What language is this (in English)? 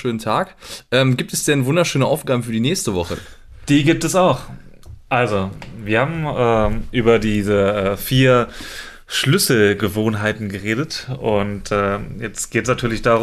German